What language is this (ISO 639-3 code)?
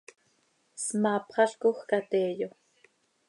sei